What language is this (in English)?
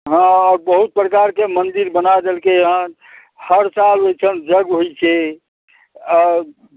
Maithili